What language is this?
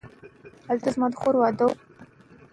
Pashto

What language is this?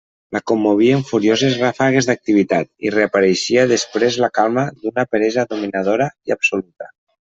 Catalan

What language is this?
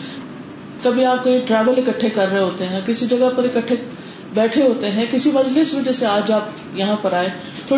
Urdu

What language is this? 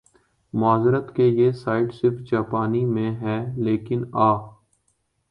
Urdu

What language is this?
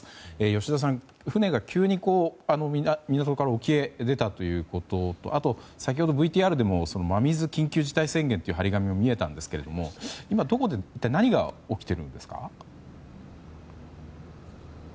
Japanese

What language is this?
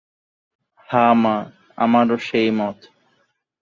Bangla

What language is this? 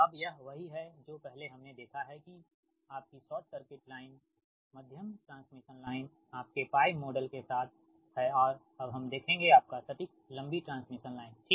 Hindi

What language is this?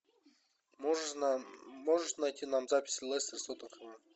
Russian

